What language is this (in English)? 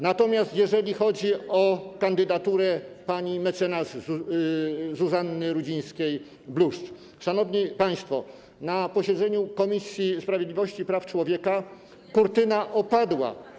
Polish